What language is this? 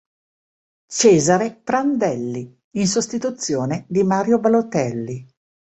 Italian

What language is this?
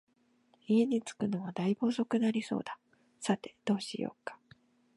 Japanese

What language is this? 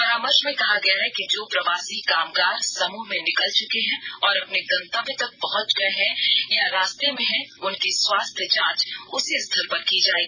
Hindi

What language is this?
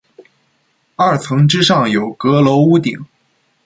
Chinese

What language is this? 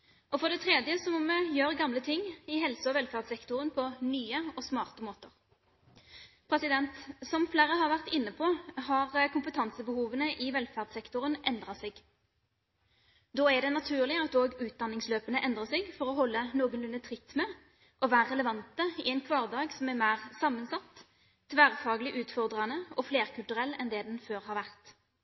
Norwegian Bokmål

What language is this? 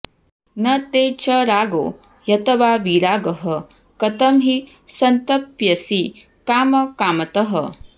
Sanskrit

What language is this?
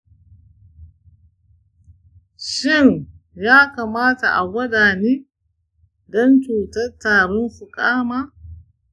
Hausa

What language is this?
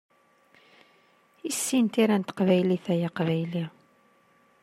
Kabyle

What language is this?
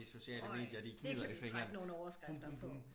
Danish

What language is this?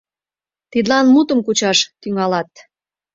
Mari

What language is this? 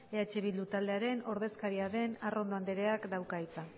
Basque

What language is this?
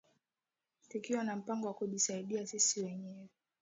Swahili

